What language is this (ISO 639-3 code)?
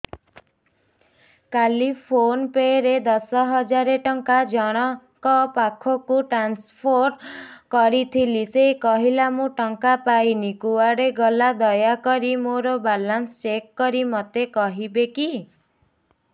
ori